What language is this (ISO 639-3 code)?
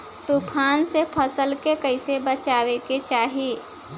bho